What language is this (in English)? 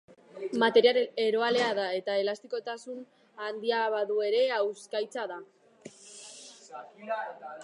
Basque